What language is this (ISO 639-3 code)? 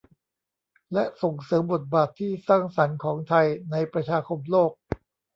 tha